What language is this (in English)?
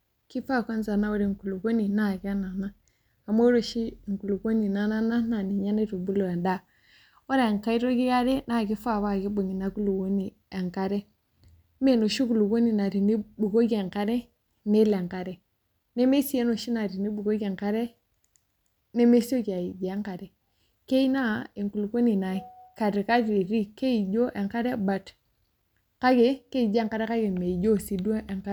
Masai